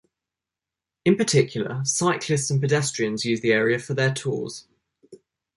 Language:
English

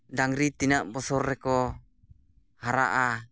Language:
Santali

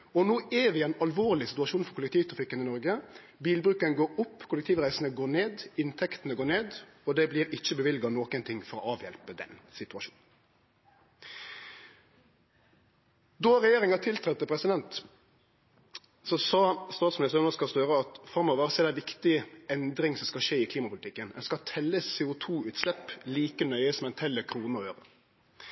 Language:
Norwegian Nynorsk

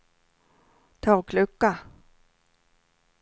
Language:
Swedish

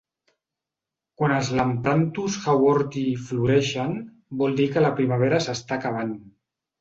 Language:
Catalan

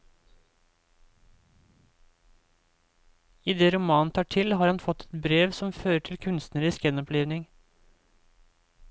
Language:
Norwegian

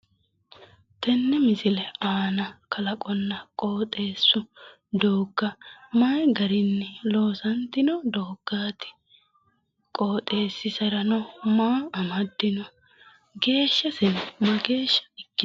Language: Sidamo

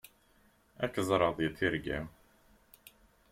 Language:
Kabyle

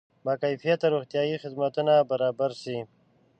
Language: Pashto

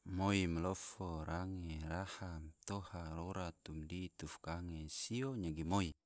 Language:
Tidore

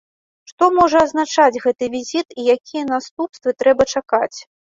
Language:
Belarusian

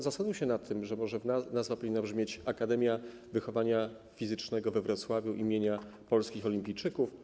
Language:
Polish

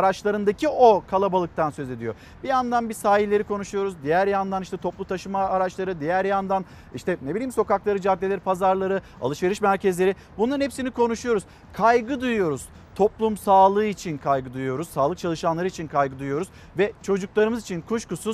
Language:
Turkish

